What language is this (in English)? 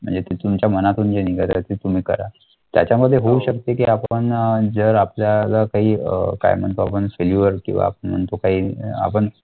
Marathi